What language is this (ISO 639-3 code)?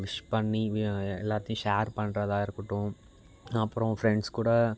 tam